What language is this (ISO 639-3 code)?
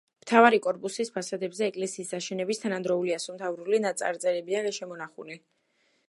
kat